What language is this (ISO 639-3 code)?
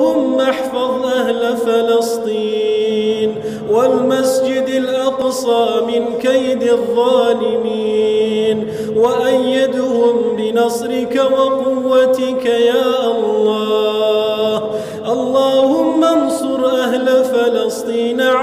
ara